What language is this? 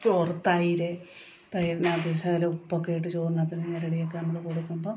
Malayalam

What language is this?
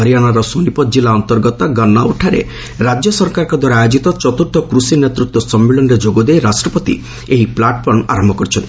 Odia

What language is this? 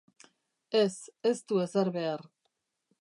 Basque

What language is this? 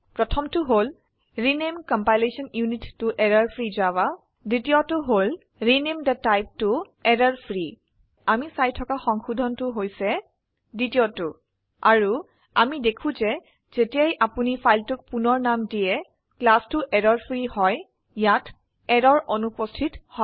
Assamese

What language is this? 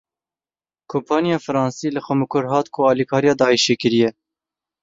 Kurdish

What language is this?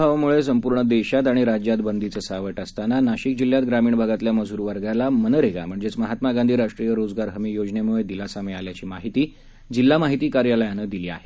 Marathi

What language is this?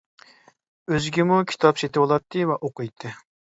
Uyghur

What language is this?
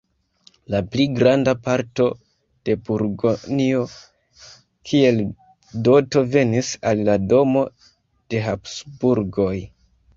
Esperanto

